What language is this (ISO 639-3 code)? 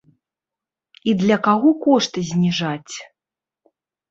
bel